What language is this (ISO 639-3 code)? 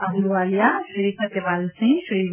guj